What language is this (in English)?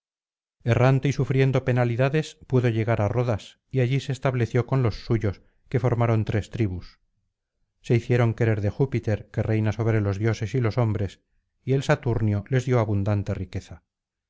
Spanish